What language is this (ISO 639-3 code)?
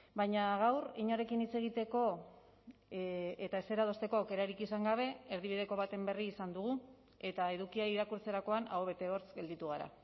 eus